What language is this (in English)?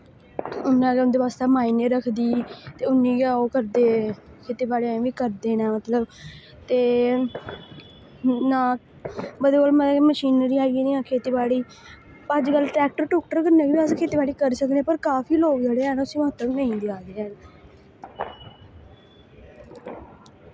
Dogri